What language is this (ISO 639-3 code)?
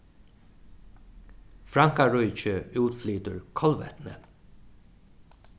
fao